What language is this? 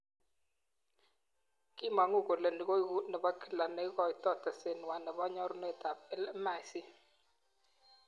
Kalenjin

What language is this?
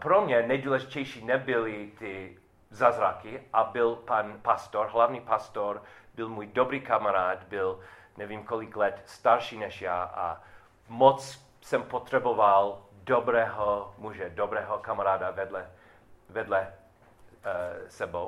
Czech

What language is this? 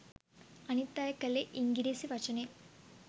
Sinhala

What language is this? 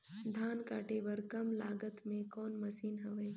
Chhattisgarhi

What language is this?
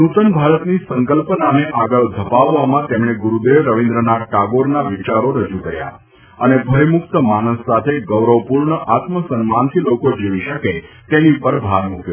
Gujarati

